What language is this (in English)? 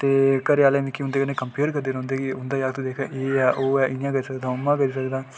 Dogri